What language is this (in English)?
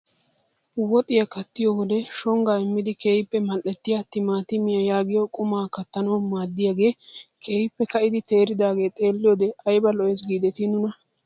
Wolaytta